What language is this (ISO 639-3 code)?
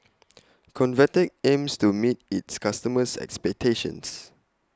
eng